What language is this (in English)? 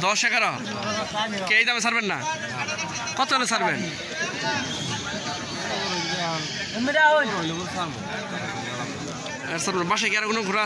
Russian